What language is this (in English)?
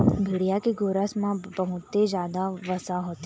Chhattisgarhi